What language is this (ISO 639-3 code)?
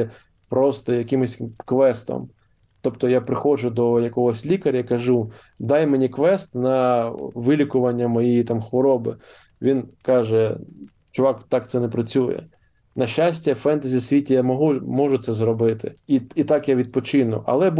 ukr